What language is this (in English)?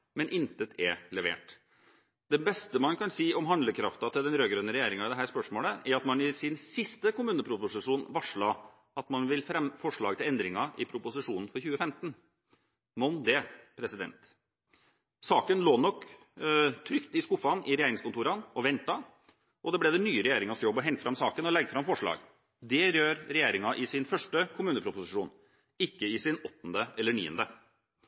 Norwegian Bokmål